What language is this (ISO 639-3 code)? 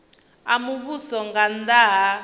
ven